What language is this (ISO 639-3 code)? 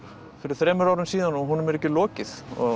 isl